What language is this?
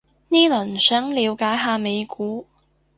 Cantonese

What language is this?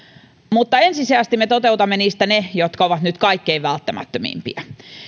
Finnish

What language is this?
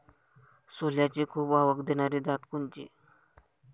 Marathi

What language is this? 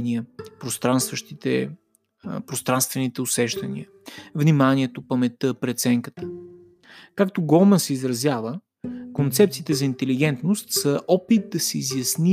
Bulgarian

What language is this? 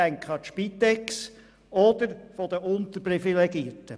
Swiss German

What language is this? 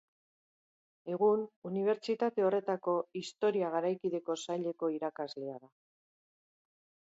Basque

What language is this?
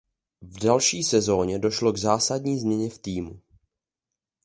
Czech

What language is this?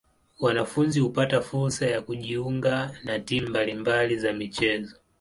Swahili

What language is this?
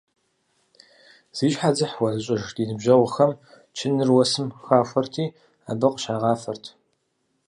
Kabardian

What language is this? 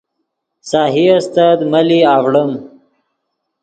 Yidgha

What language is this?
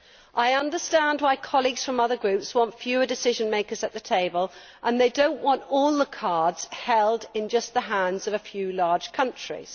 English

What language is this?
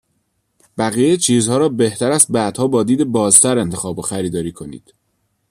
Persian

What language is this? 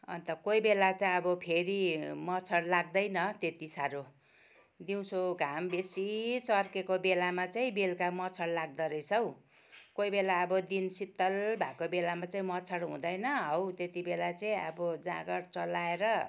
Nepali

